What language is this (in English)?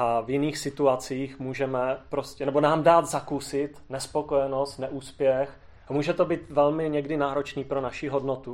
Czech